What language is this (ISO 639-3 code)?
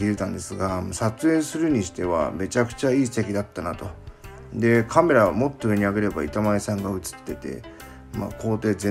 jpn